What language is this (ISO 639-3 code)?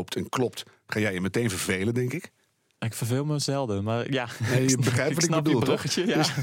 nld